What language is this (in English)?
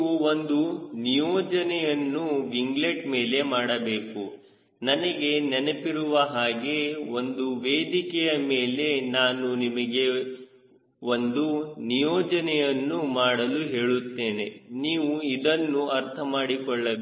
Kannada